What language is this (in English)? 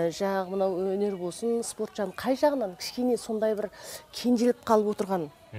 Turkish